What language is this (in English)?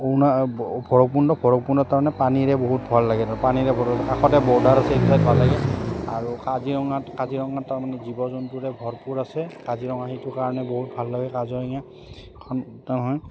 Assamese